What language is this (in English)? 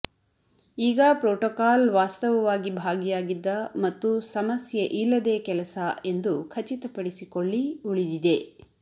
Kannada